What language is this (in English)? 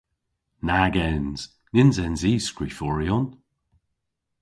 Cornish